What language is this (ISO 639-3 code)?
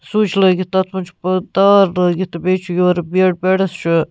kas